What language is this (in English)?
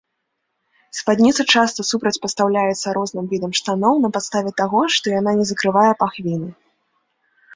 Belarusian